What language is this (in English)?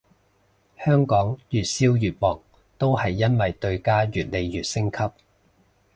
Cantonese